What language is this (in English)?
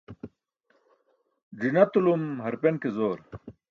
Burushaski